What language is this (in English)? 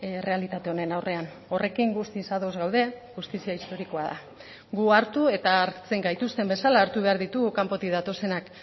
Basque